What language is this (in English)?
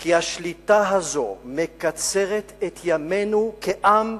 Hebrew